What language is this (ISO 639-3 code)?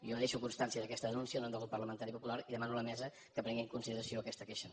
cat